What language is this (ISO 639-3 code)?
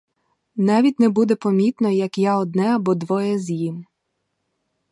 ukr